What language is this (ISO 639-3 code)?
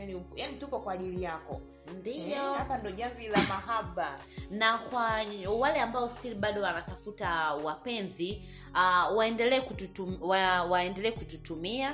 swa